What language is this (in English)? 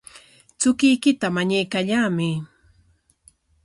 Corongo Ancash Quechua